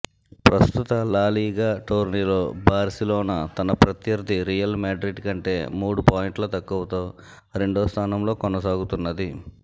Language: Telugu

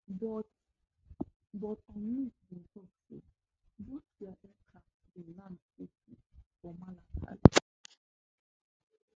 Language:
Nigerian Pidgin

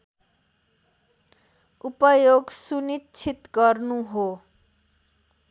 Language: Nepali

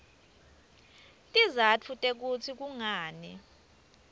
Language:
Swati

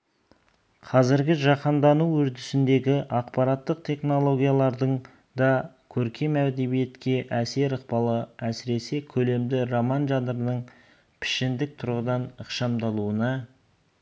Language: Kazakh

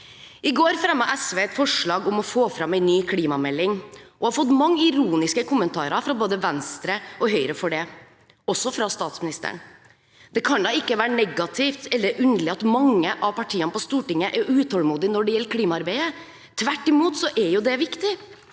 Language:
Norwegian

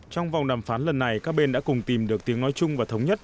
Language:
Vietnamese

